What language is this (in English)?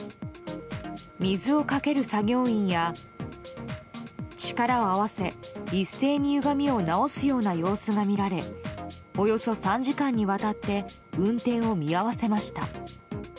Japanese